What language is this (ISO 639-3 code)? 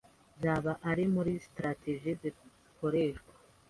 kin